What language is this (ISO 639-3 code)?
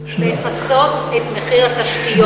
heb